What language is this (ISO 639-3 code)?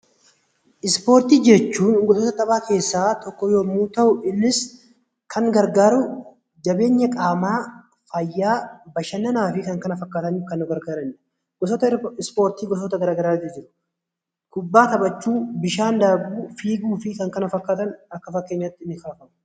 orm